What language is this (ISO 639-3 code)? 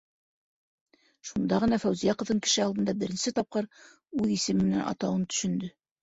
bak